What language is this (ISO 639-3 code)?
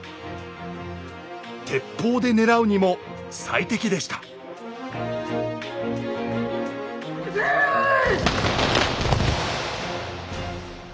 jpn